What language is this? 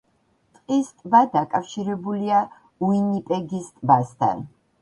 Georgian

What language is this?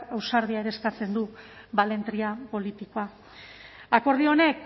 Basque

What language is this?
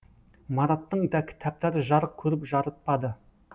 Kazakh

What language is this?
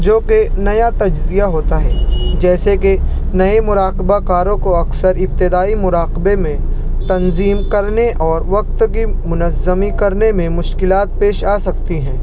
Urdu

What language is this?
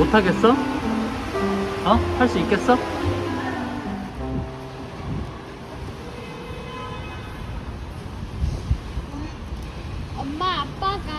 Korean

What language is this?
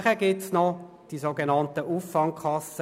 Swiss German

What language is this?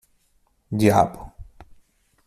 Portuguese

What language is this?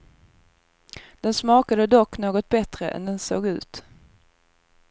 Swedish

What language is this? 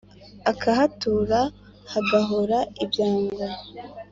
Kinyarwanda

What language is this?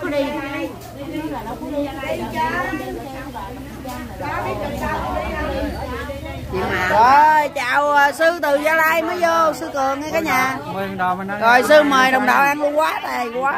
Vietnamese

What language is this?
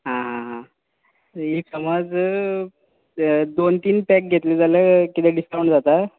Konkani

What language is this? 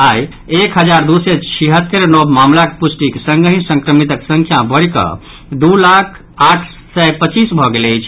Maithili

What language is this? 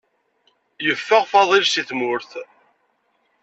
Kabyle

